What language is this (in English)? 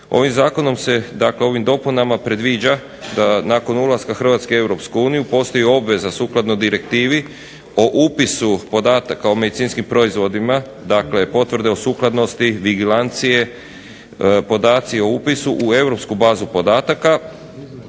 Croatian